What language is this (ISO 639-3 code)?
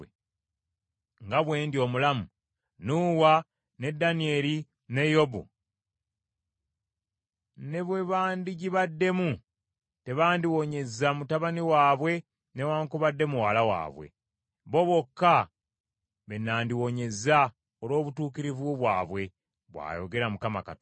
lug